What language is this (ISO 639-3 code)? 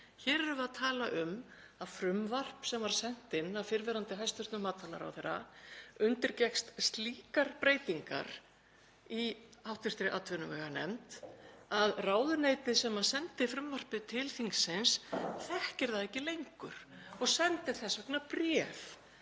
isl